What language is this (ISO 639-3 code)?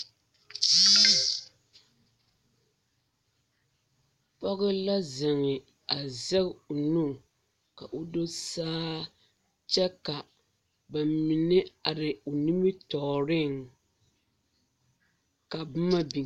dga